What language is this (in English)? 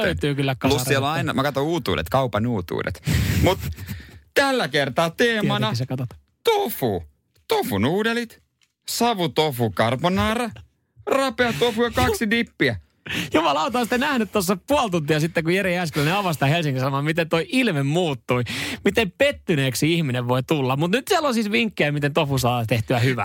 Finnish